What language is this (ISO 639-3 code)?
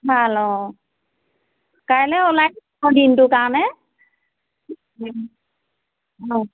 asm